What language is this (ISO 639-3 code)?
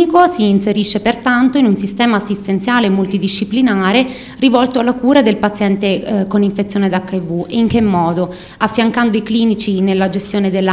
ita